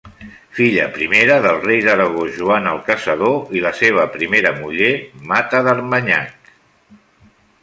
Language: Catalan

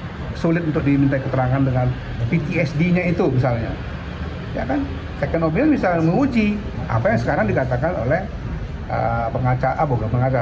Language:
Indonesian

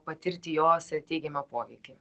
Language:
Lithuanian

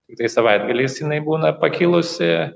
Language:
Lithuanian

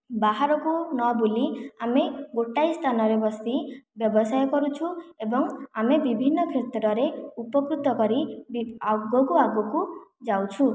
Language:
Odia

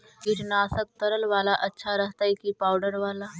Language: Magahi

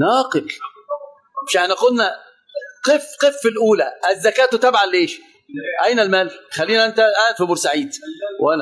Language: Arabic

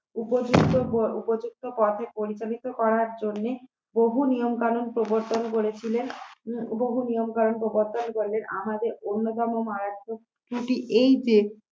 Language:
Bangla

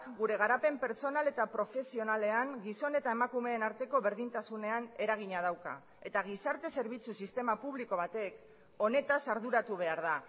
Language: Basque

